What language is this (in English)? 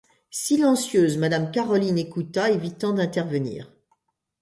French